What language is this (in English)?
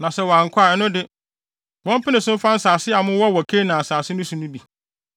Akan